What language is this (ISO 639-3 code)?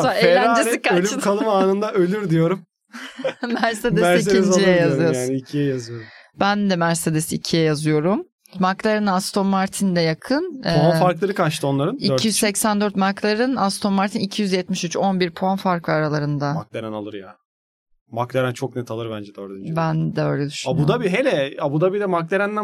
tur